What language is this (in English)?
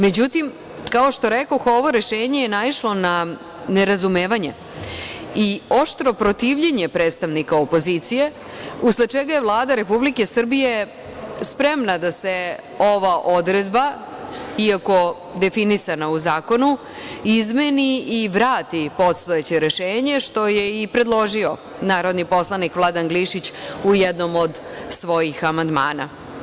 Serbian